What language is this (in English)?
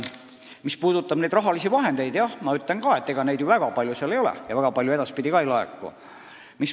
Estonian